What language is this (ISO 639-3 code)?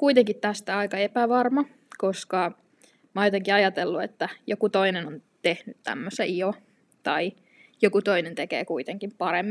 fin